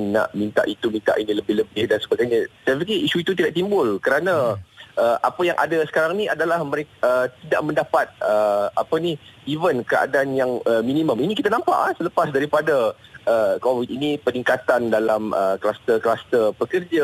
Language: Malay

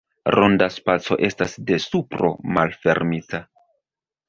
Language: Esperanto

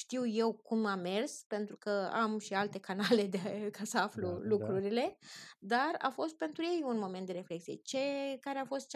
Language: Romanian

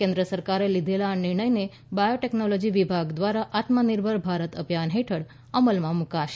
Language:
Gujarati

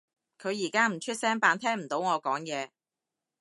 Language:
Cantonese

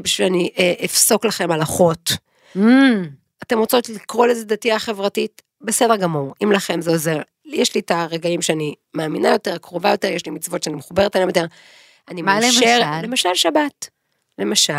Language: Hebrew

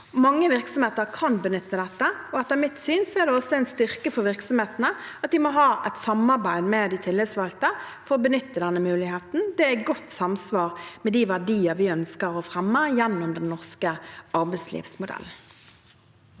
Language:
Norwegian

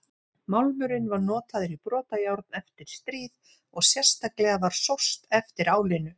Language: Icelandic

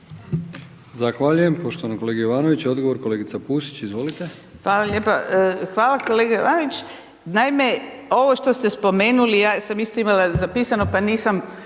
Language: Croatian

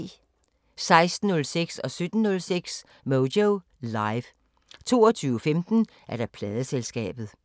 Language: Danish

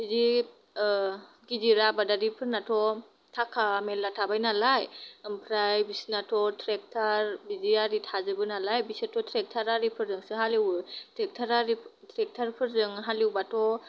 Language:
Bodo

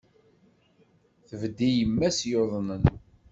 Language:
Kabyle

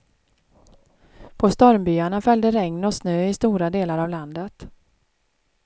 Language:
Swedish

